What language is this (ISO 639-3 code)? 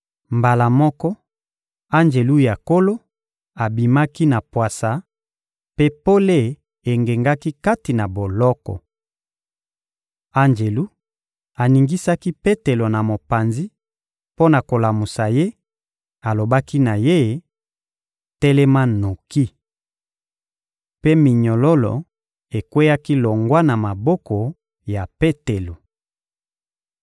lin